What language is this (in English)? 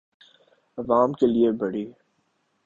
Urdu